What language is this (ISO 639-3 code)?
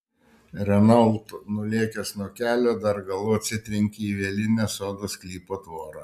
lit